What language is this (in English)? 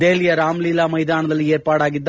Kannada